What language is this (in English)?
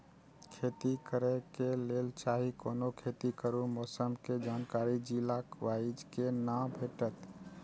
Maithili